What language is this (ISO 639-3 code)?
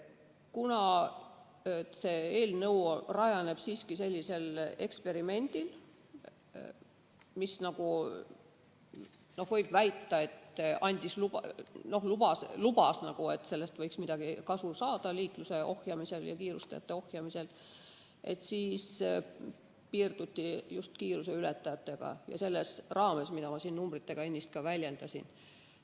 est